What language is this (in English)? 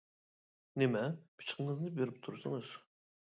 Uyghur